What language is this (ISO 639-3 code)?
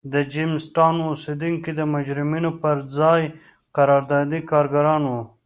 pus